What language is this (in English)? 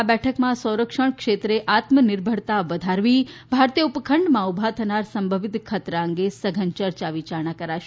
Gujarati